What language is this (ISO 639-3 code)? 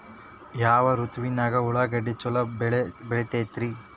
kan